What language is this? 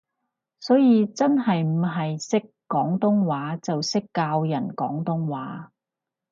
Cantonese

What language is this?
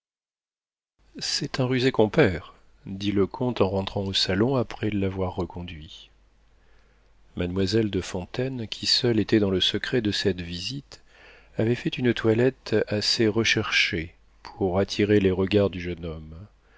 French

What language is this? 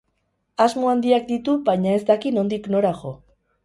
Basque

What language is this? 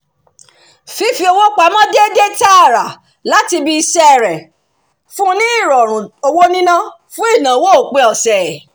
Yoruba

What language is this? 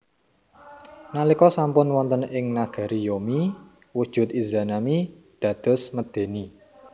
Javanese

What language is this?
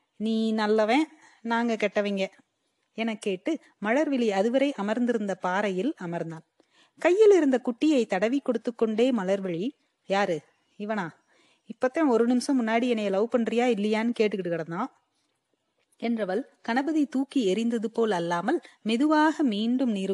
Tamil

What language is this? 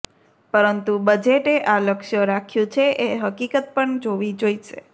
Gujarati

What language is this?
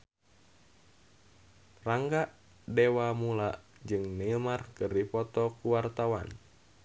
Sundanese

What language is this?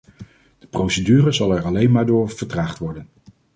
Dutch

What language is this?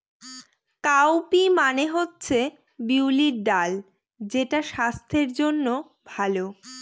Bangla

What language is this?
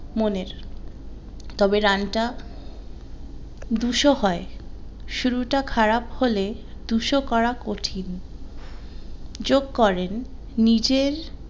Bangla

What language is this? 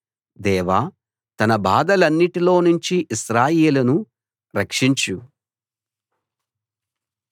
Telugu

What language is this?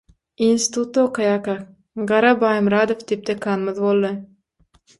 Turkmen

